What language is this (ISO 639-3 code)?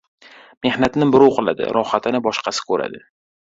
uzb